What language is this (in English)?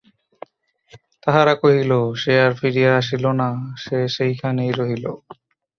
Bangla